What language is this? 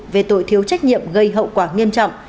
Vietnamese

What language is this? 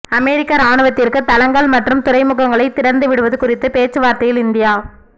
Tamil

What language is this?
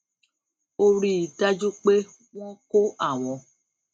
Yoruba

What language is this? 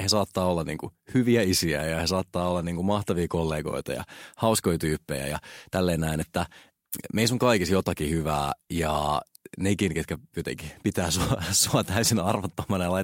Finnish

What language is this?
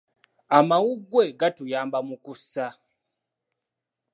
Ganda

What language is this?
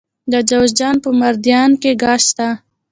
Pashto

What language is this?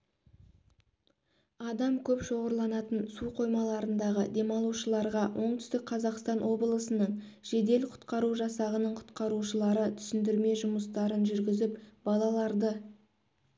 Kazakh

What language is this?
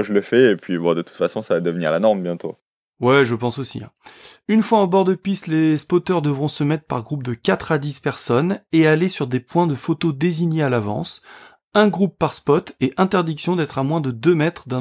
French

